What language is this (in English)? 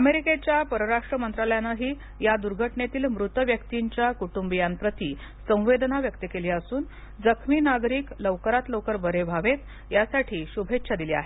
Marathi